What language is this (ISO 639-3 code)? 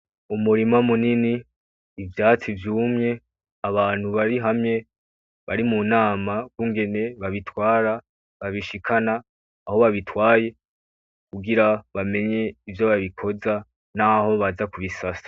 run